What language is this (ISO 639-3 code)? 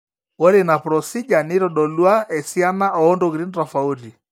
mas